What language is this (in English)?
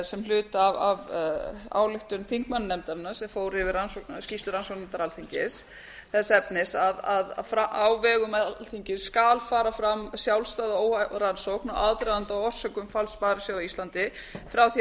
Icelandic